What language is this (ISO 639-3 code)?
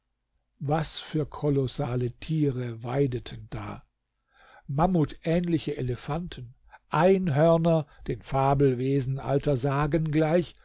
deu